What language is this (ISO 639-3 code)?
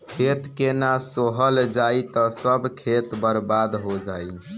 bho